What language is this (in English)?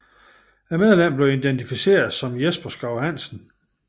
Danish